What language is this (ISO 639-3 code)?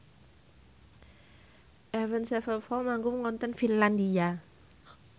jav